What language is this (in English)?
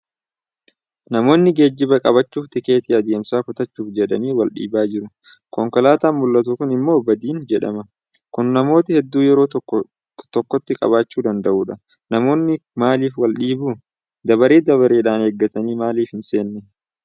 Oromo